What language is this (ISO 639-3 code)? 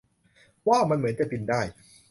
tha